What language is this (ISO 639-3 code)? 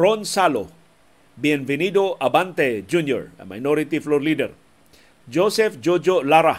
fil